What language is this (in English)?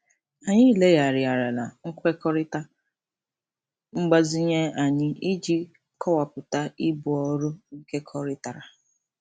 Igbo